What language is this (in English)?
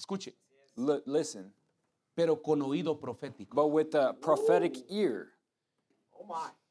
English